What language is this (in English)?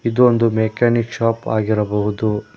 Kannada